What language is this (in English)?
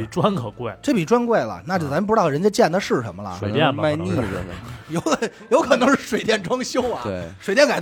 Chinese